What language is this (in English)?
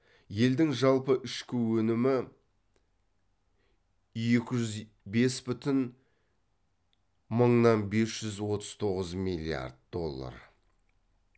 Kazakh